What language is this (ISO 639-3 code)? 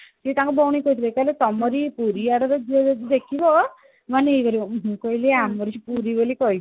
ori